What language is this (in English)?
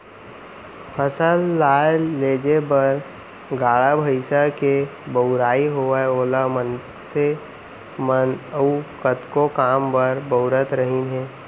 Chhattisgarhi